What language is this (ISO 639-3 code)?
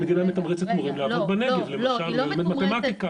heb